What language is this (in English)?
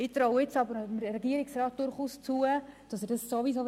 Swiss German